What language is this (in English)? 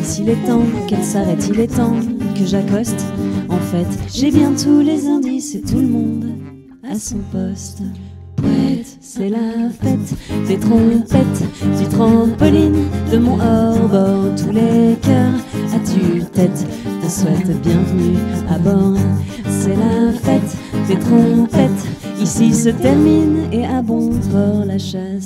French